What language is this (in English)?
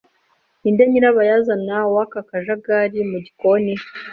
Kinyarwanda